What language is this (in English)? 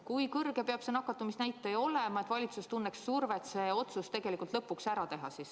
Estonian